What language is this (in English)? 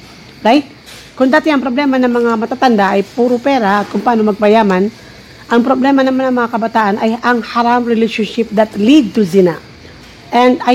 Filipino